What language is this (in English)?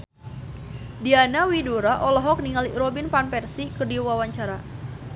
Sundanese